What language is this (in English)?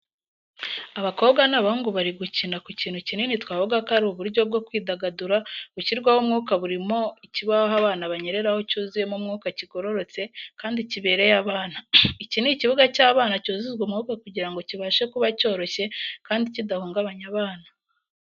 Kinyarwanda